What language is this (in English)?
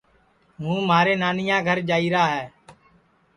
Sansi